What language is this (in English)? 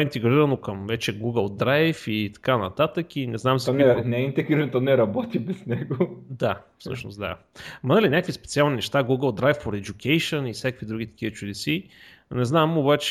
Bulgarian